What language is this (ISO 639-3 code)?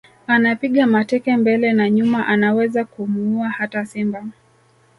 swa